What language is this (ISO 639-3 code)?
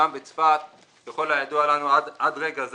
heb